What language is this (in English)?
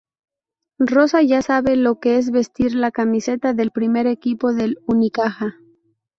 Spanish